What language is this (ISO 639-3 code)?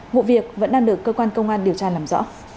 vie